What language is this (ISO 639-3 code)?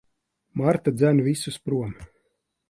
lav